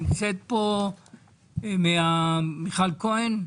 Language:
Hebrew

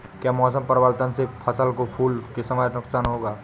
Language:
Hindi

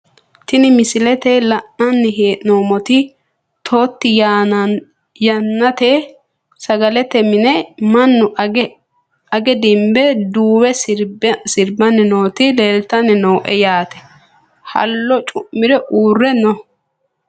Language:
Sidamo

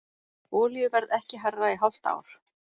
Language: Icelandic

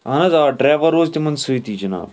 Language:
Kashmiri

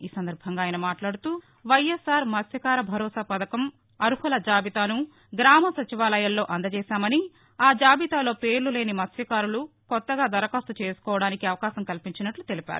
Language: Telugu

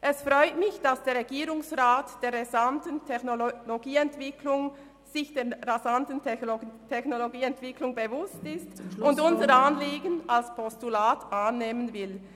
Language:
Swiss German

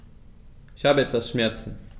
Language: German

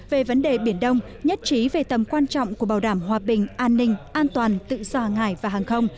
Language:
Vietnamese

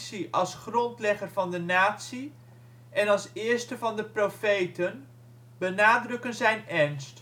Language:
Dutch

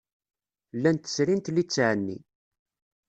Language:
Kabyle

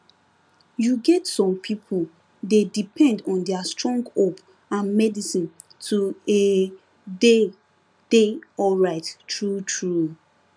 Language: Nigerian Pidgin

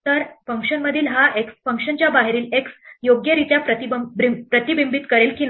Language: Marathi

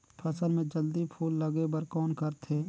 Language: Chhattisgarhi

